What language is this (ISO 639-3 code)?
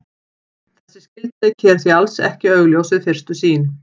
isl